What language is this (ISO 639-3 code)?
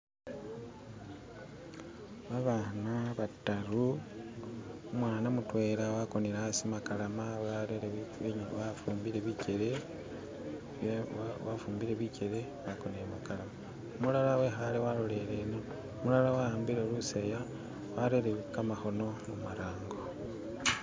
myx